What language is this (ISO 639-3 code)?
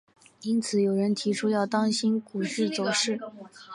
zho